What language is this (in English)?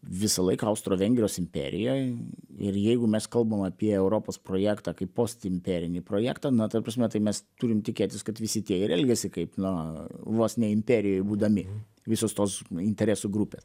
Lithuanian